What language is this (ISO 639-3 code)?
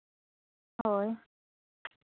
sat